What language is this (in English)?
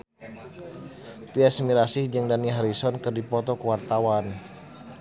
Sundanese